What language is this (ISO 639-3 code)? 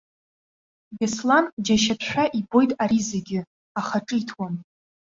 abk